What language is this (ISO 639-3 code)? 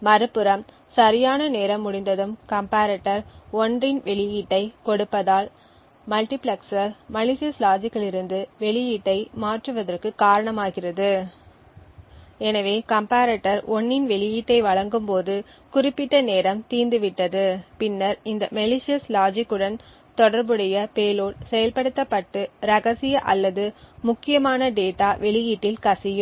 tam